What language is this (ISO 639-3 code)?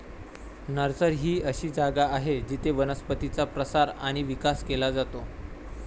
mar